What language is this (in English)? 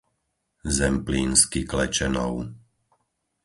Slovak